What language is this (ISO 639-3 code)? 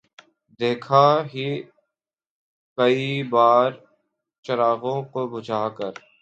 urd